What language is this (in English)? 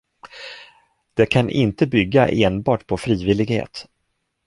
Swedish